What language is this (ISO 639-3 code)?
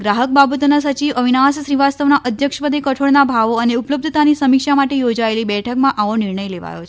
guj